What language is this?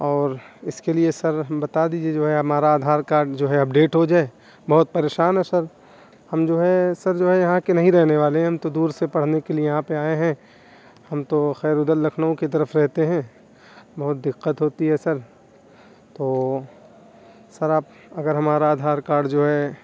Urdu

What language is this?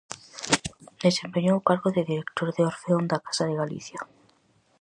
Galician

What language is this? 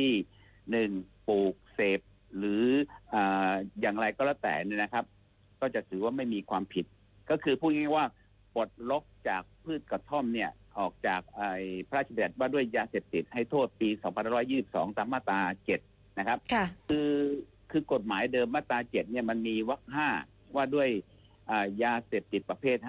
Thai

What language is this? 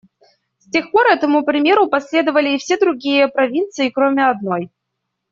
Russian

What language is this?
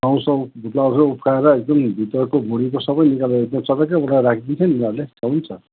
Nepali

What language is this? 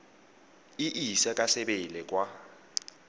Tswana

